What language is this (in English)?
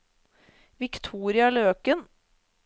Norwegian